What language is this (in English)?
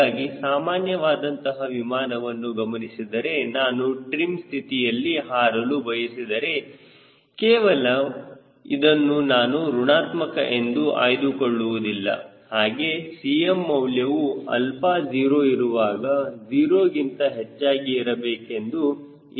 Kannada